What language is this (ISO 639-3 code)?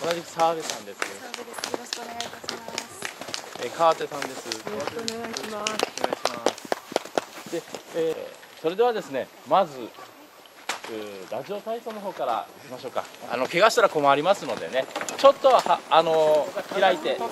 jpn